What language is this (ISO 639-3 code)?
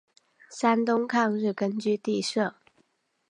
zho